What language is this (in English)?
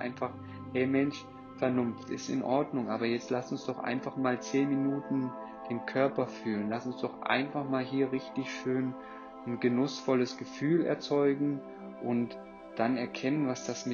German